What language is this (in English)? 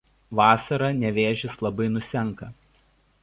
Lithuanian